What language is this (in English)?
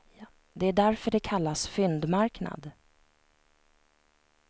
Swedish